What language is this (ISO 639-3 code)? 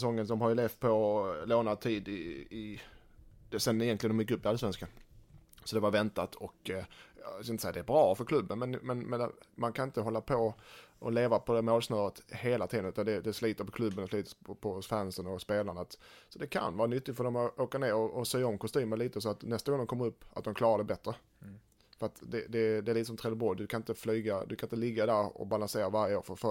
swe